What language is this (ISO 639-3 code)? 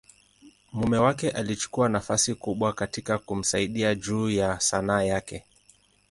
swa